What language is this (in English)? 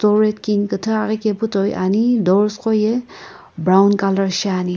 Sumi Naga